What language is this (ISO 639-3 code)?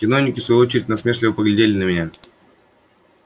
rus